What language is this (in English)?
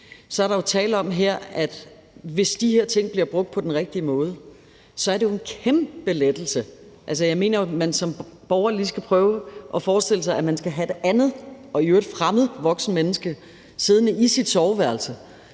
Danish